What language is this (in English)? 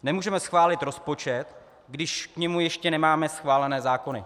Czech